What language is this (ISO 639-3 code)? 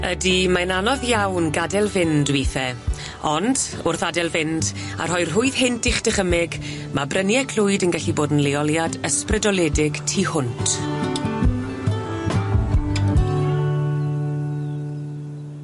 cym